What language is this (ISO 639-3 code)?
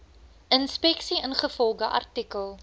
afr